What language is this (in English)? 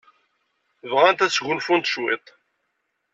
Kabyle